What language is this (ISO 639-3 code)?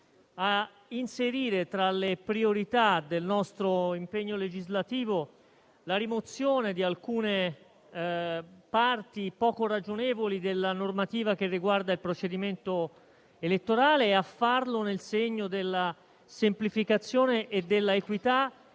ita